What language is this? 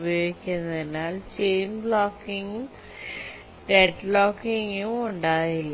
Malayalam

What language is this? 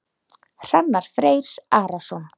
Icelandic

